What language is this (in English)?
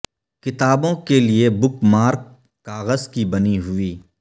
Urdu